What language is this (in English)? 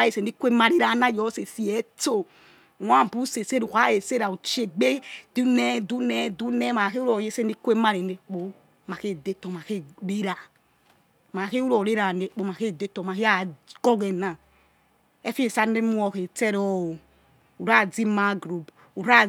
Yekhee